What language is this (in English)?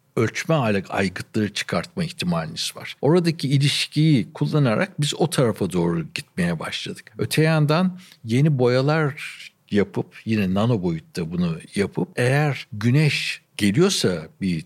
Turkish